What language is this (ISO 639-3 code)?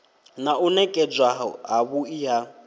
ven